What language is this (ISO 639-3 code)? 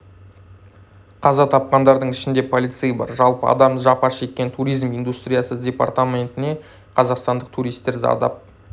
kaz